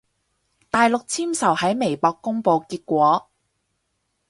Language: Cantonese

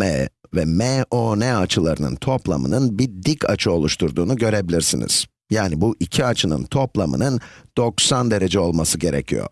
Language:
Turkish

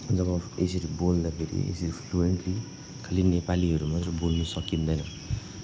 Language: Nepali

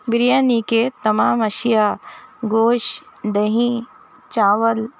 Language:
Urdu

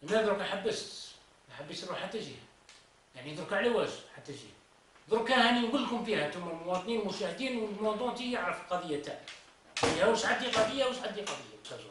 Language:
Arabic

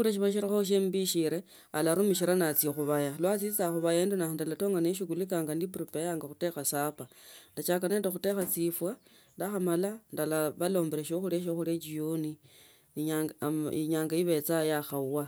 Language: Tsotso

